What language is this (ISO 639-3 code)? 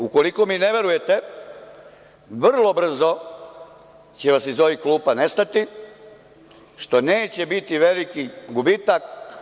srp